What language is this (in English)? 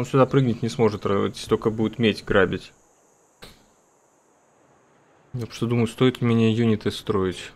Russian